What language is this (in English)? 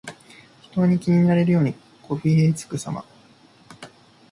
Japanese